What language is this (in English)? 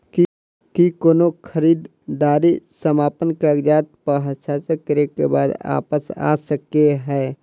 Maithili